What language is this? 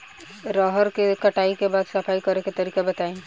Bhojpuri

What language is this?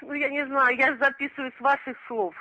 Russian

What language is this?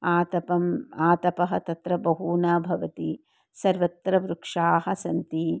Sanskrit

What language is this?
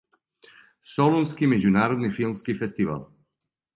Serbian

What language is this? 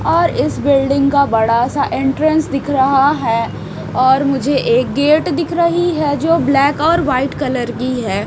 Hindi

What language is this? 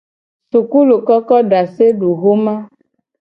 Gen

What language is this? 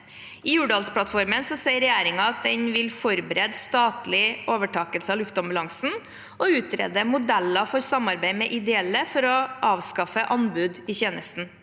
Norwegian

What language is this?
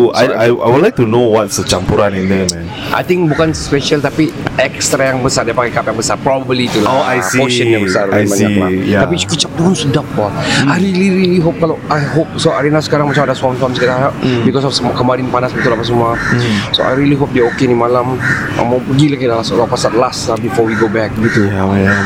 Malay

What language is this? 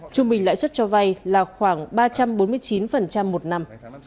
Vietnamese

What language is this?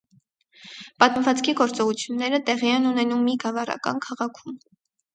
Armenian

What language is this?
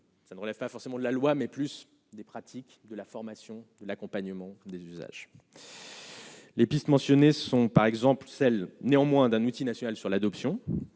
French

